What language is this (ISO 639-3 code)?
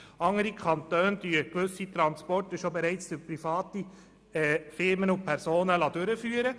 gsw